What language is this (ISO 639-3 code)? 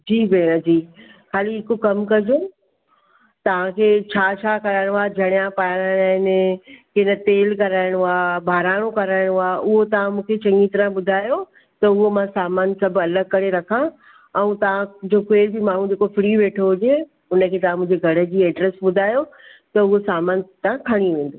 snd